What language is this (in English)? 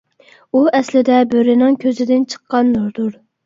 Uyghur